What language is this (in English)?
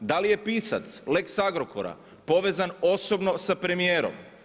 Croatian